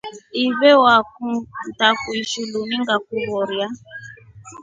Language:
Rombo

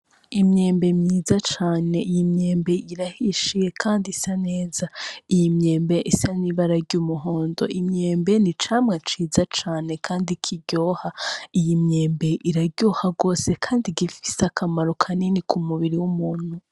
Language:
Rundi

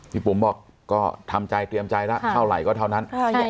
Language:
Thai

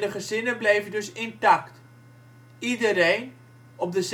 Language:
Dutch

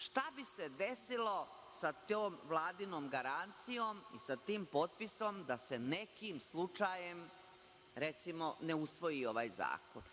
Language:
Serbian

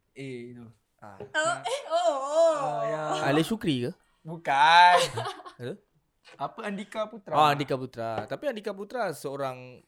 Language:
Malay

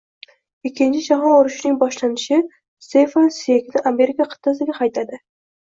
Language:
Uzbek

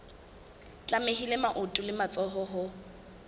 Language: Southern Sotho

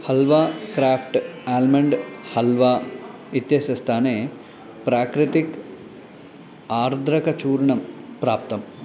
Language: Sanskrit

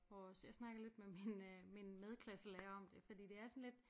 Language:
Danish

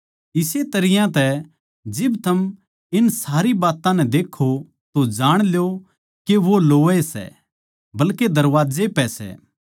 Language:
Haryanvi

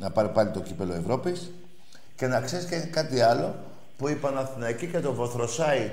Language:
Greek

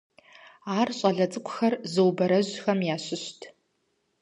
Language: Kabardian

